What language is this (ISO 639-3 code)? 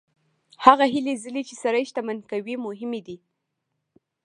pus